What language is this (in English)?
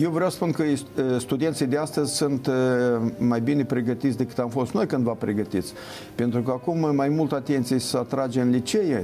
Romanian